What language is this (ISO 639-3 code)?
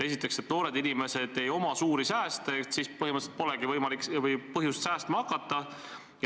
est